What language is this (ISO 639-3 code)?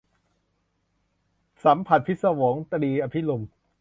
tha